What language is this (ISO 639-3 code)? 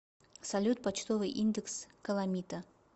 rus